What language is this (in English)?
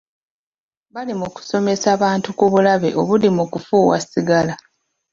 Ganda